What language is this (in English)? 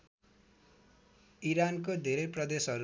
Nepali